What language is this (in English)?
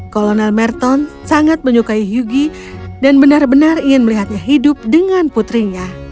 Indonesian